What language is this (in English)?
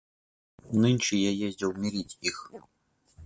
Russian